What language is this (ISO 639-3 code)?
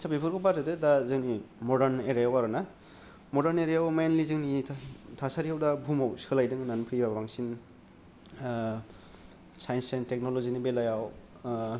brx